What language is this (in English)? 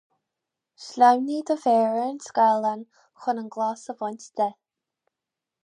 Irish